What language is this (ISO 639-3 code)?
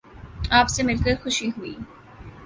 urd